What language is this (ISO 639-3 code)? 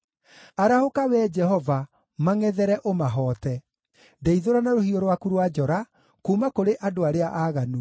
kik